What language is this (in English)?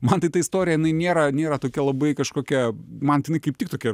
Lithuanian